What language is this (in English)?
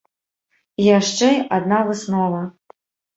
Belarusian